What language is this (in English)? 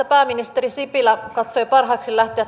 Finnish